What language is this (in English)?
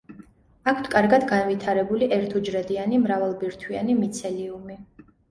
Georgian